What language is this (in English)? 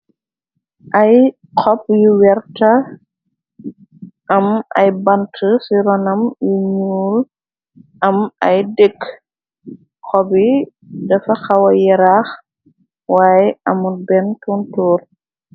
Wolof